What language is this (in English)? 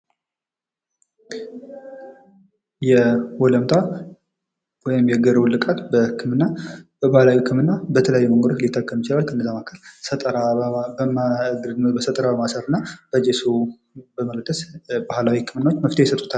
Amharic